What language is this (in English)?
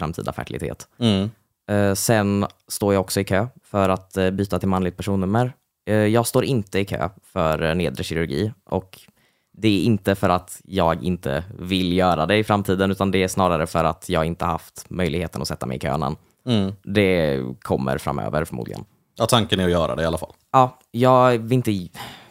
Swedish